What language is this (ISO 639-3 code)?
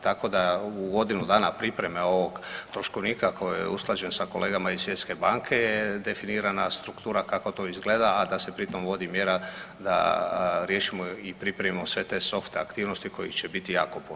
hrv